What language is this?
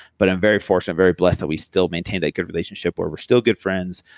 English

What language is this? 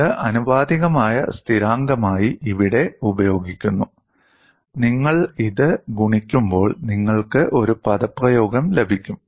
Malayalam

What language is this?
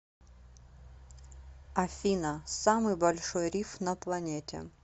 Russian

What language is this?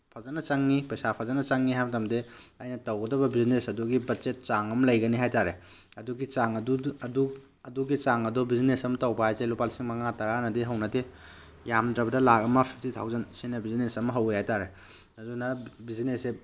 Manipuri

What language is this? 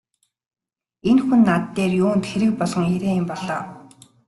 Mongolian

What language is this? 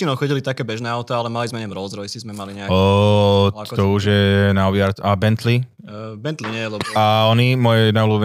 Slovak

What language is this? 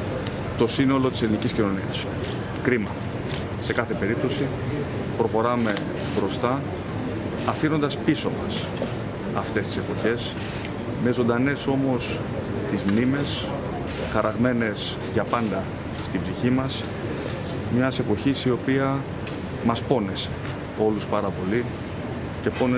Greek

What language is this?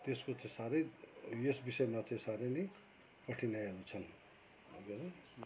Nepali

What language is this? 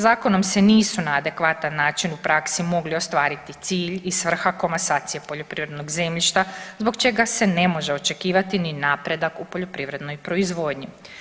Croatian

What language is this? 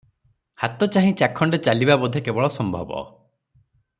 Odia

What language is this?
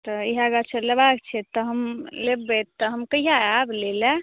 Maithili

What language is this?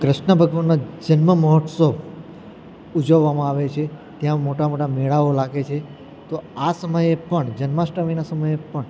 Gujarati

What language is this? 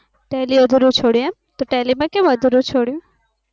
Gujarati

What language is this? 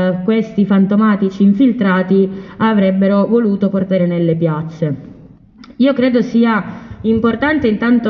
Italian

